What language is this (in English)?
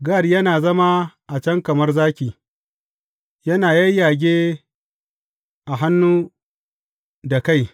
Hausa